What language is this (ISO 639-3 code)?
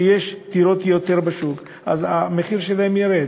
heb